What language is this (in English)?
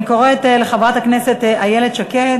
Hebrew